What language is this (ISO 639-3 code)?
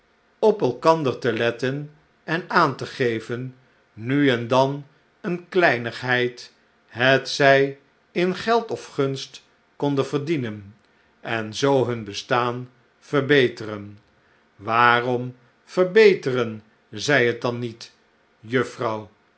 nld